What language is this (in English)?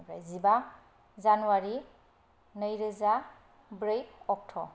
Bodo